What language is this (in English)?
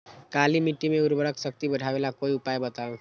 Magahi